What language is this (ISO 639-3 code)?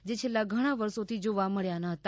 guj